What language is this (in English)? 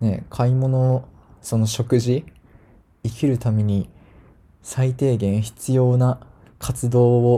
Japanese